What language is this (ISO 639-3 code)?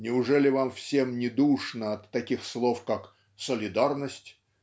rus